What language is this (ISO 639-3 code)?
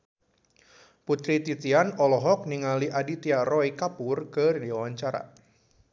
sun